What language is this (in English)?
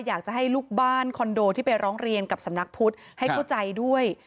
Thai